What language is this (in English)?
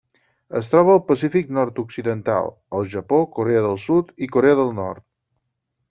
Catalan